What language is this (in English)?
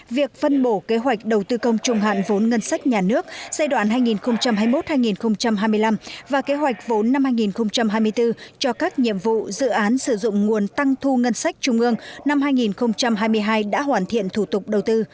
Vietnamese